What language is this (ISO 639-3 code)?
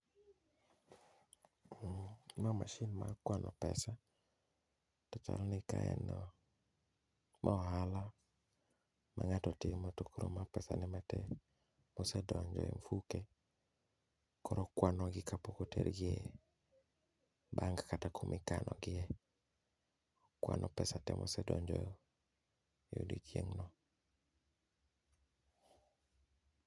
luo